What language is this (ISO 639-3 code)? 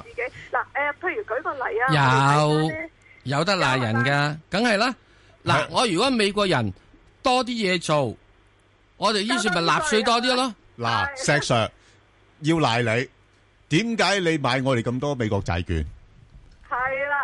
zho